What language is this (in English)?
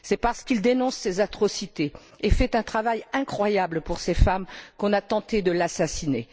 French